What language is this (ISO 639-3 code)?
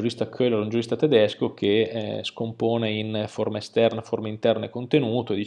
ita